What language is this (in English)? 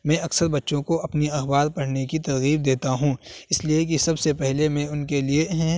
Urdu